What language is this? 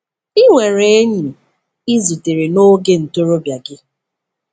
Igbo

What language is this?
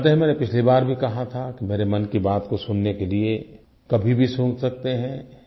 Hindi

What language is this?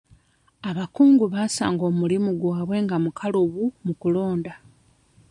Ganda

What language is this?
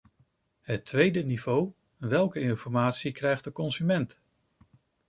Dutch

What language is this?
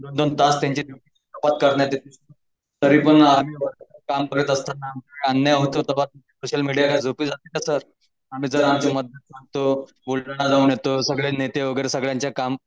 Marathi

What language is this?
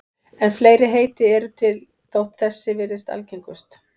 Icelandic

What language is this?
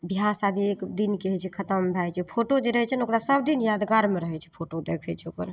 Maithili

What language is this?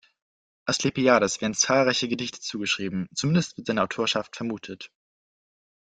German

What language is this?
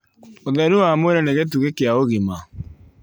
Kikuyu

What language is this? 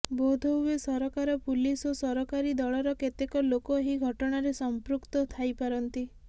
Odia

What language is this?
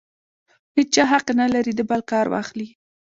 Pashto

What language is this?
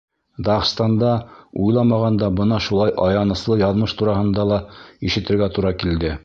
Bashkir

